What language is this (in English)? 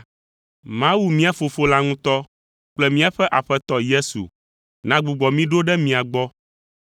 Ewe